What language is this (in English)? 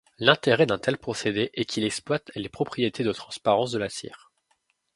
French